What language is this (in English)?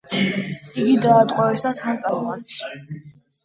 Georgian